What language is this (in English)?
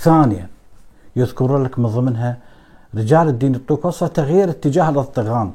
Arabic